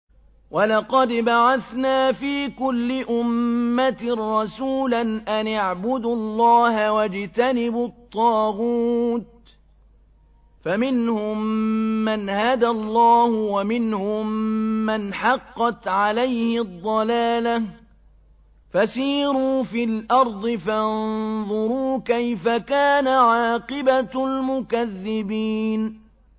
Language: Arabic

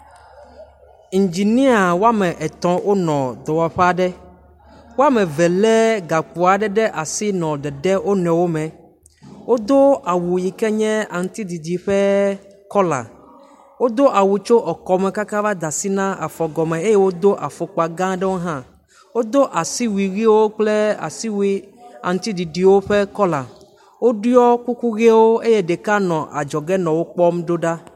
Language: Ewe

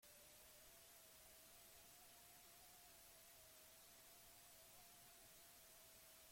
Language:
Basque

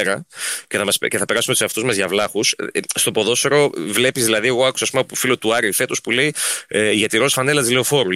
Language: Greek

